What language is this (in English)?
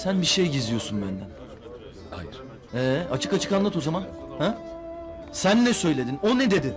Turkish